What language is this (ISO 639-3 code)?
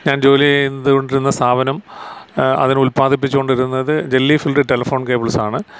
mal